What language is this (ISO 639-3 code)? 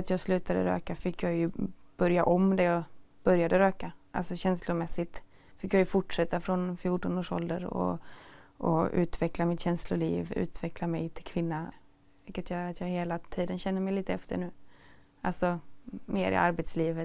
swe